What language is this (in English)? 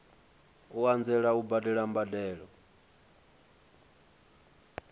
Venda